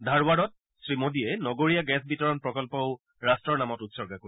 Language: Assamese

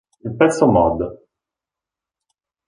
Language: Italian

